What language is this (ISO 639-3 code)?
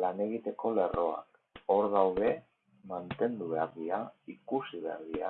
spa